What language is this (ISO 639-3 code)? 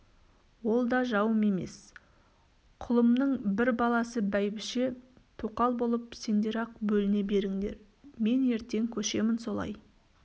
kaz